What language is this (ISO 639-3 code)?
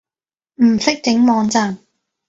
yue